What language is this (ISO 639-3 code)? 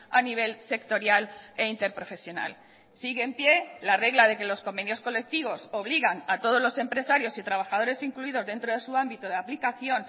spa